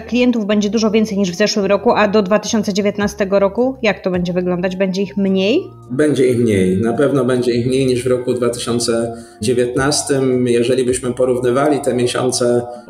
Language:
Polish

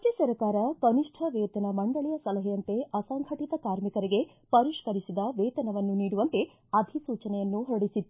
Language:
Kannada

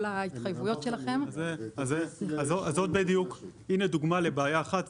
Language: Hebrew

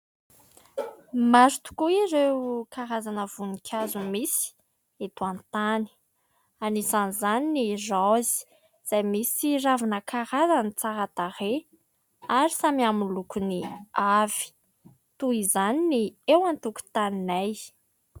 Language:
Malagasy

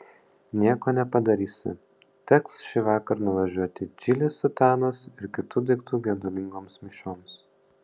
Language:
Lithuanian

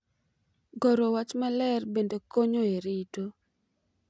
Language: Luo (Kenya and Tanzania)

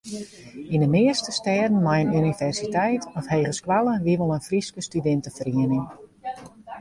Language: Western Frisian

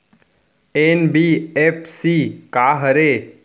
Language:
Chhattisgarhi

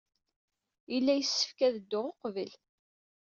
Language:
Kabyle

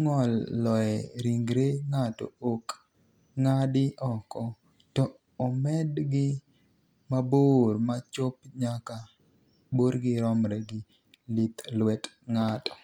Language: Luo (Kenya and Tanzania)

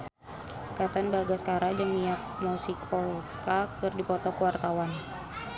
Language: Sundanese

